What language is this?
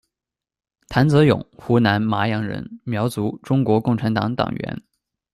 Chinese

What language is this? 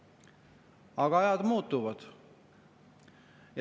Estonian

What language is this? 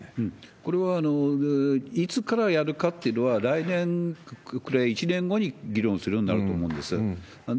Japanese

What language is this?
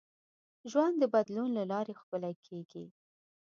Pashto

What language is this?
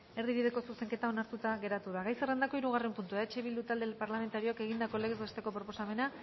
Basque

